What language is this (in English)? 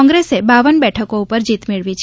Gujarati